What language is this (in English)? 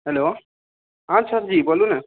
Maithili